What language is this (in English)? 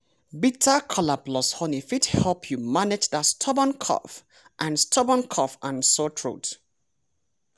Nigerian Pidgin